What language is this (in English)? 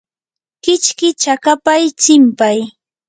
Yanahuanca Pasco Quechua